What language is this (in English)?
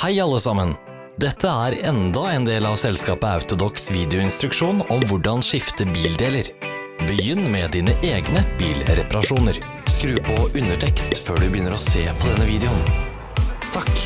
Norwegian